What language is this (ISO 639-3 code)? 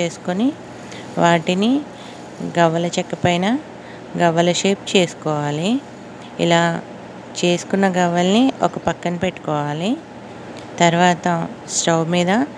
tel